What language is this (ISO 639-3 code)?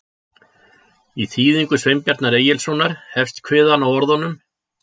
isl